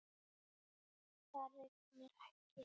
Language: Icelandic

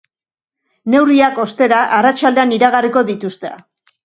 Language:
Basque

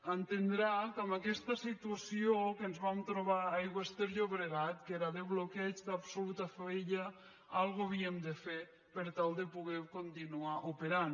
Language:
Catalan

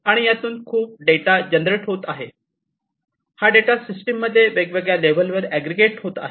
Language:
Marathi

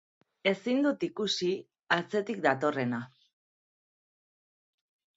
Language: Basque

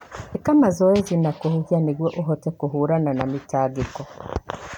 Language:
Kikuyu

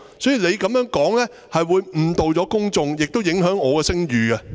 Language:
Cantonese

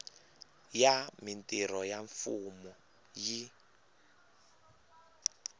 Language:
Tsonga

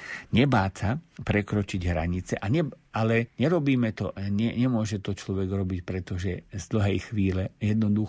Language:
Slovak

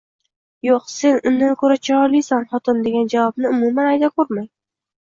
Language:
Uzbek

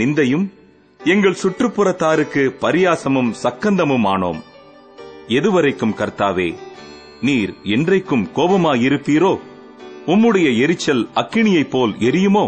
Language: Tamil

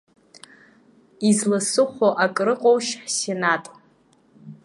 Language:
Abkhazian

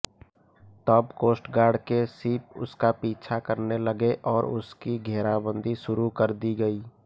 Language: Hindi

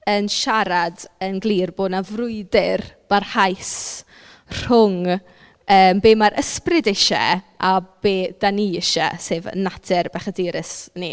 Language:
Welsh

